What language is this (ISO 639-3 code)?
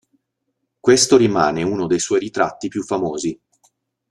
ita